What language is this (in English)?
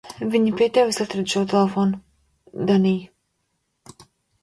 Latvian